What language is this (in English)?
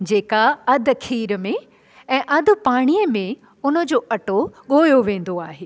Sindhi